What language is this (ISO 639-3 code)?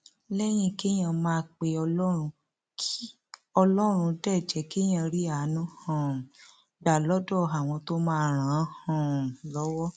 yor